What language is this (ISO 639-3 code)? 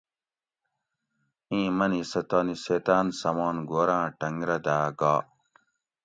gwc